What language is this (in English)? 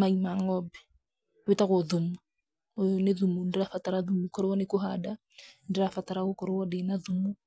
Kikuyu